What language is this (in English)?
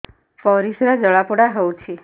Odia